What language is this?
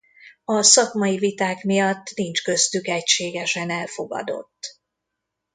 Hungarian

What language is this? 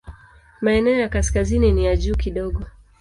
Swahili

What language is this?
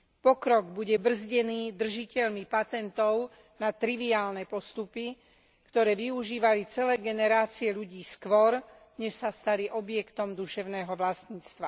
Slovak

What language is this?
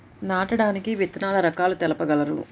Telugu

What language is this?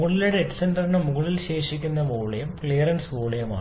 Malayalam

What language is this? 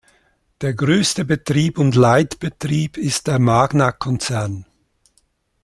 German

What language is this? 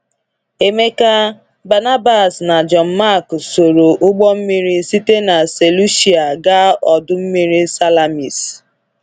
Igbo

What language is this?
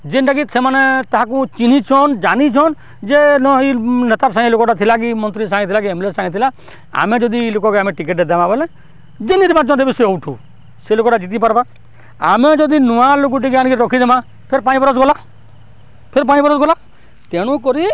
Odia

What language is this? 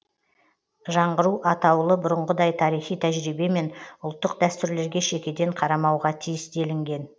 Kazakh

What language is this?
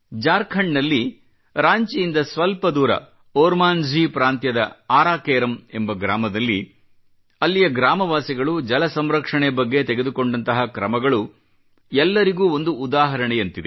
Kannada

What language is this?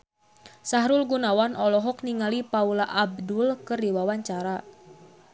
Sundanese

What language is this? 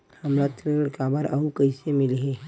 Chhattisgarhi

